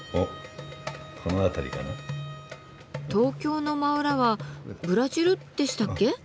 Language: Japanese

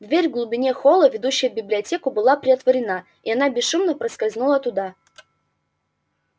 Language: Russian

